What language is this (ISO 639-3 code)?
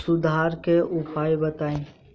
bho